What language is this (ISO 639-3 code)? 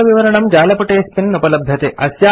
san